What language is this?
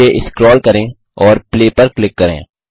Hindi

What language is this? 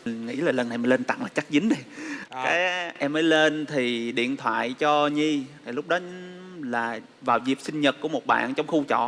Vietnamese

